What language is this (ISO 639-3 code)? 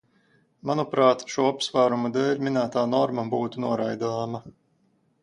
lav